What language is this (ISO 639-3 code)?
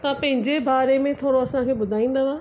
snd